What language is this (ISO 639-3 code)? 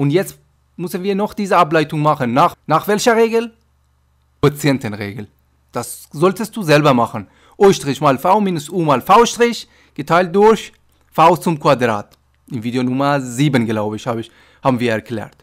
deu